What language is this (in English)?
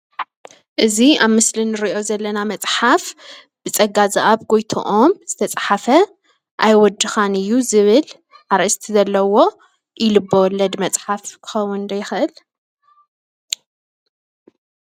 Tigrinya